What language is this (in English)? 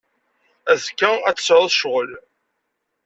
Kabyle